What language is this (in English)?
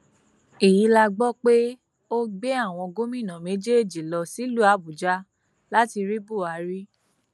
Yoruba